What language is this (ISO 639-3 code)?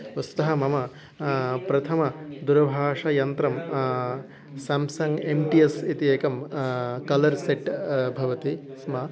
san